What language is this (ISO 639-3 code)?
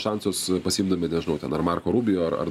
lit